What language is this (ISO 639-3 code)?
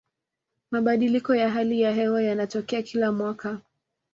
swa